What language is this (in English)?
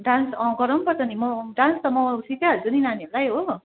Nepali